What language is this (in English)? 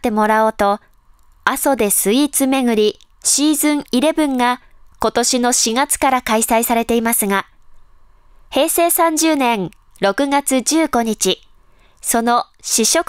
Japanese